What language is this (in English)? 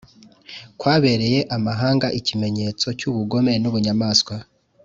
Kinyarwanda